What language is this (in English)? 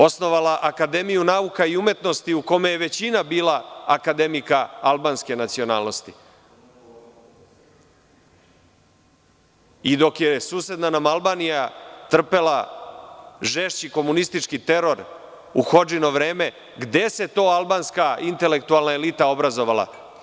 Serbian